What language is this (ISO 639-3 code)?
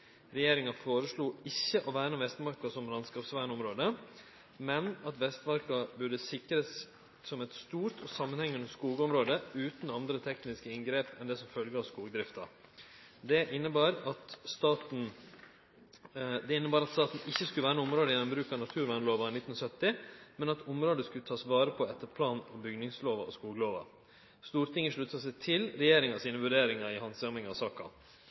nno